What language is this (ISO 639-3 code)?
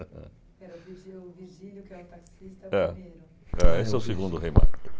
por